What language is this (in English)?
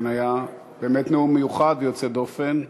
Hebrew